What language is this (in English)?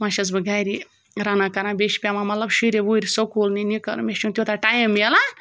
Kashmiri